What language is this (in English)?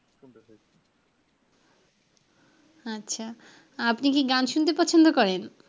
Bangla